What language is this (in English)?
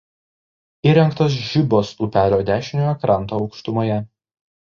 Lithuanian